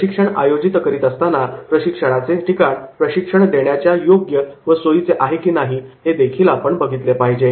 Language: Marathi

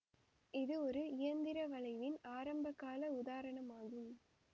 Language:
Tamil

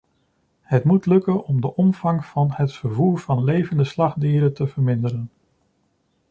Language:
Dutch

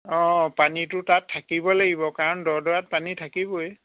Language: Assamese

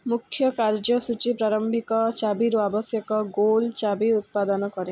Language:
Odia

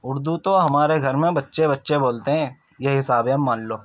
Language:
Urdu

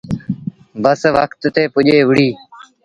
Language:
Sindhi Bhil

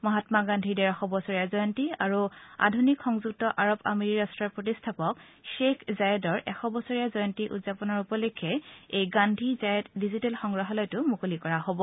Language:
Assamese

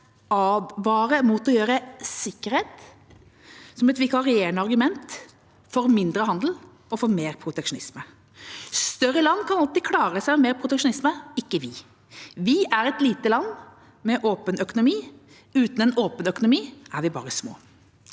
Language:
Norwegian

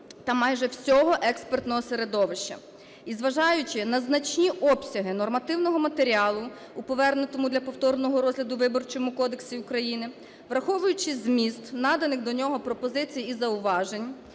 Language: Ukrainian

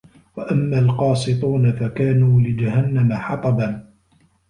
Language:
Arabic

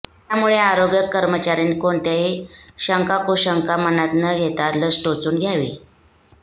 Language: Marathi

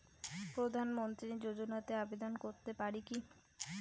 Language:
Bangla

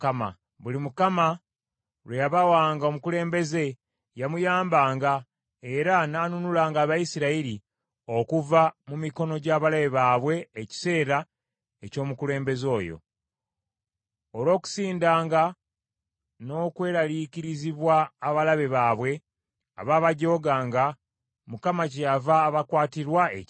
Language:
Ganda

